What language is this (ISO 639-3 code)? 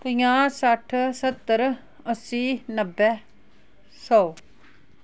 doi